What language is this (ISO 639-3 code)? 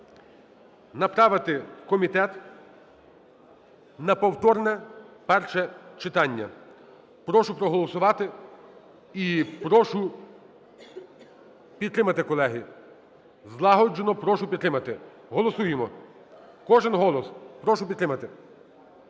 ukr